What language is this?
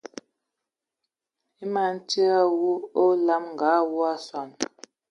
Ewondo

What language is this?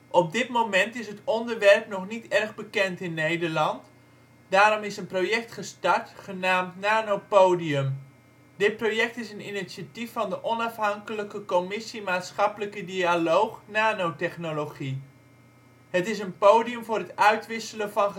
Dutch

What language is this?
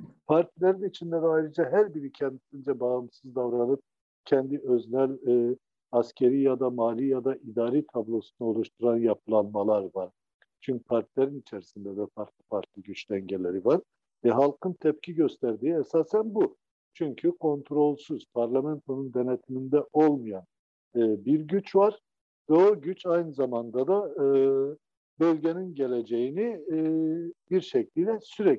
Turkish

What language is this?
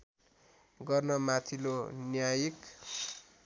Nepali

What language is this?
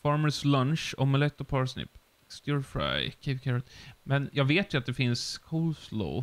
Swedish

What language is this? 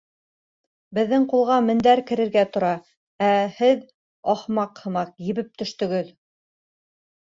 Bashkir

